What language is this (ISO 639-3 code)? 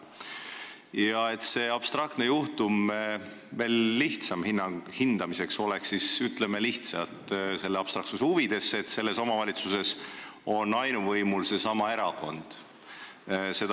est